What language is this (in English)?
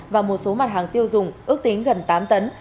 Vietnamese